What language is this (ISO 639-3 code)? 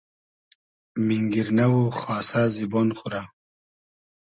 haz